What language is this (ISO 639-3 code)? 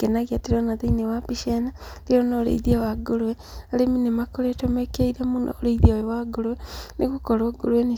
kik